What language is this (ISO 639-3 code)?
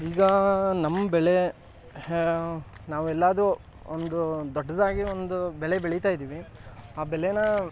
kan